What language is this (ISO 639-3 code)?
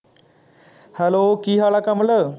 pan